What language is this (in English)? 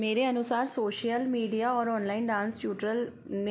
Hindi